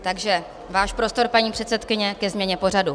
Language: Czech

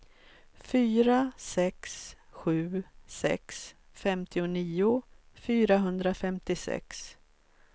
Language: Swedish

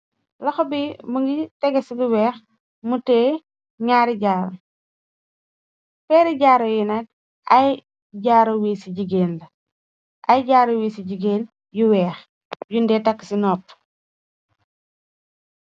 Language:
Wolof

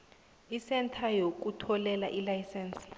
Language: South Ndebele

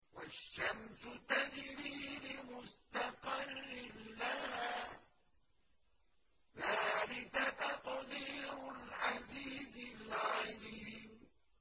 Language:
Arabic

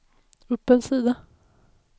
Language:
Swedish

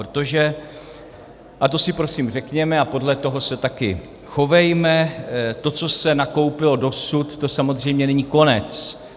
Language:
Czech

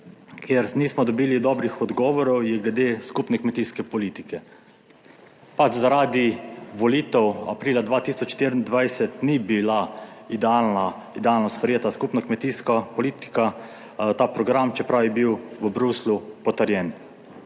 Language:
Slovenian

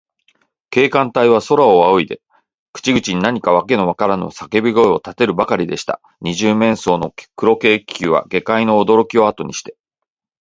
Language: Japanese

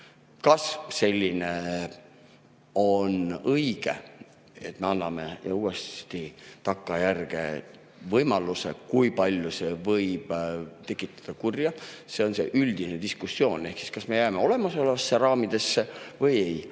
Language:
Estonian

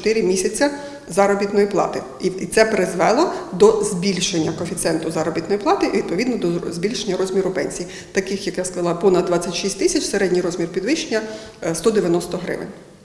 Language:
Ukrainian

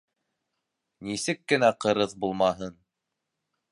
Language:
Bashkir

